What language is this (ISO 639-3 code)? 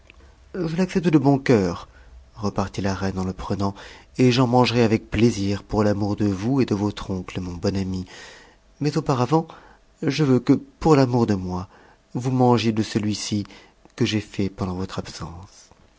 fra